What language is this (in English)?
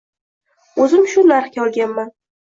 Uzbek